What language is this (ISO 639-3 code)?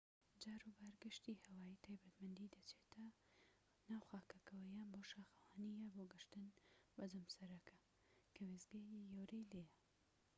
ckb